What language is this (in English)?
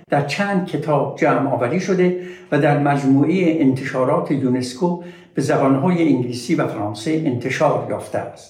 Persian